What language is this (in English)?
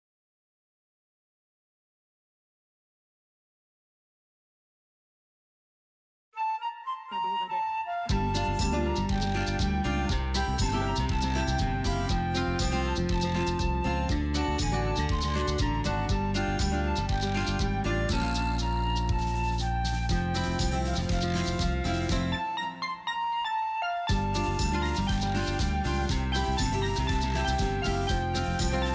Japanese